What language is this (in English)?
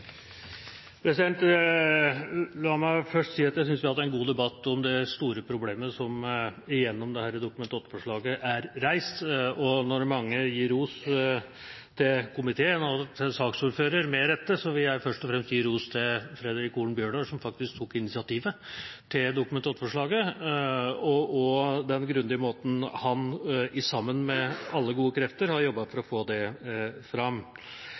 Norwegian Bokmål